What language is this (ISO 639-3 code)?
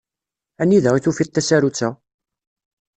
kab